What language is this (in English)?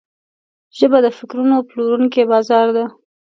Pashto